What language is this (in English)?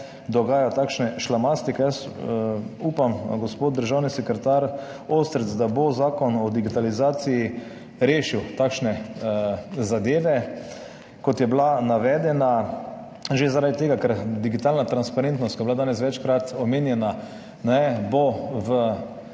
Slovenian